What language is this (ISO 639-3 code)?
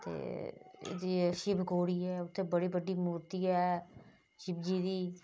doi